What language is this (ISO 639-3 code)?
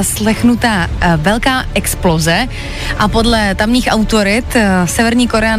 ces